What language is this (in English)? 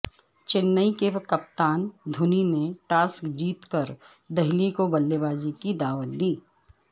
Urdu